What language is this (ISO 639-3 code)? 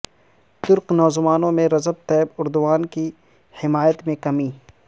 urd